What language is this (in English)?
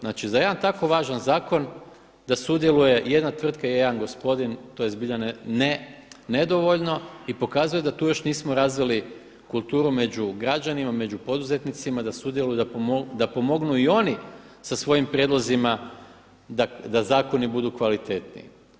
Croatian